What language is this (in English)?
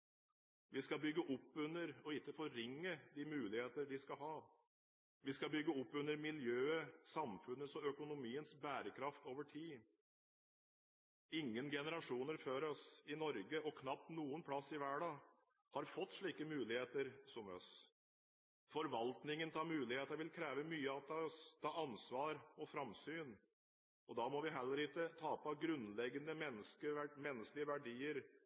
Norwegian Bokmål